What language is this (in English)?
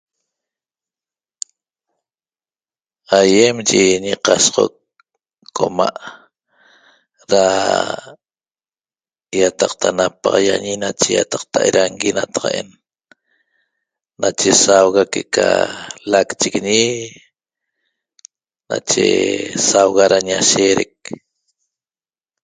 Toba